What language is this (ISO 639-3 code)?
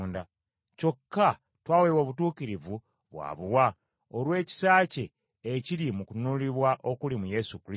lug